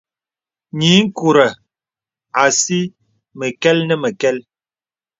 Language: Bebele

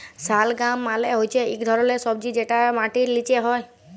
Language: Bangla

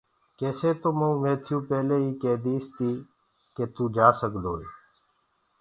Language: Gurgula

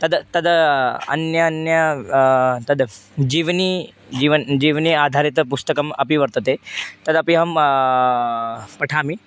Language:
Sanskrit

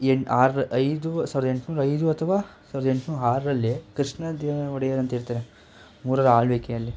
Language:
Kannada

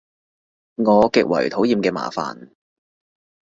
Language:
Cantonese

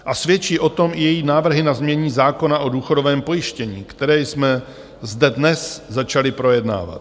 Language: Czech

